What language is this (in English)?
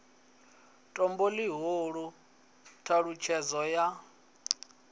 Venda